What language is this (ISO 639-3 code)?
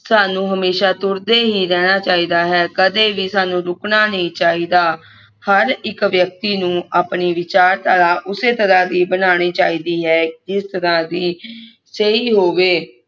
pan